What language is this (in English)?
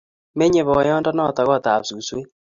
Kalenjin